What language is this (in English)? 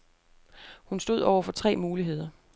Danish